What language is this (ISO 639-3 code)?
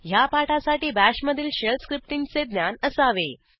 mar